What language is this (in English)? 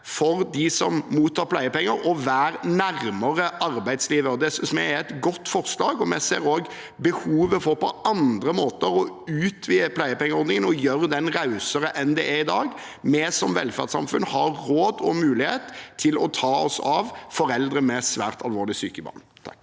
Norwegian